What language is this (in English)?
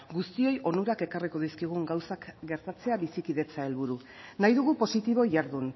Basque